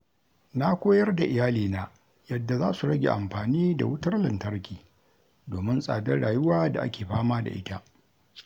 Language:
Hausa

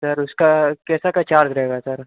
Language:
Hindi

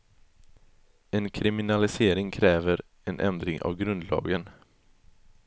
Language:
Swedish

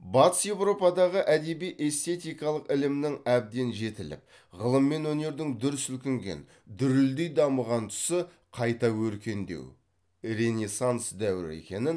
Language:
Kazakh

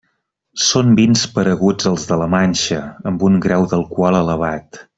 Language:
Catalan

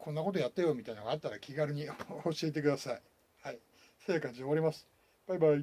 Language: Japanese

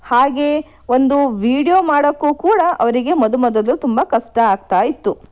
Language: Kannada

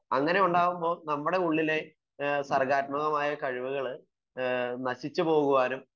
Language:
Malayalam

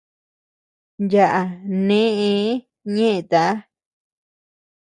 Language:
Tepeuxila Cuicatec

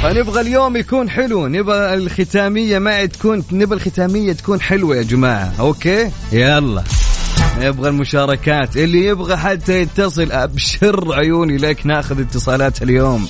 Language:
Arabic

